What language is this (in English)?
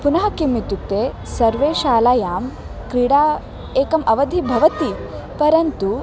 Sanskrit